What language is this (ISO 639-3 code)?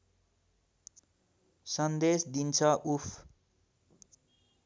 nep